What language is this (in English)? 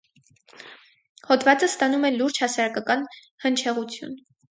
Armenian